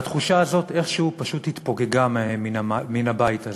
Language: Hebrew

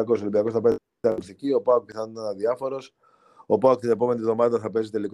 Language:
Greek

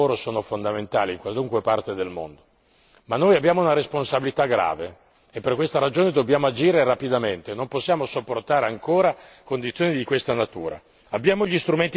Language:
Italian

